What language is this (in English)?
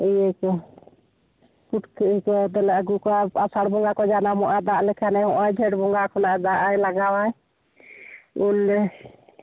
Santali